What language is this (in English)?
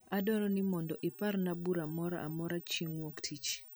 Luo (Kenya and Tanzania)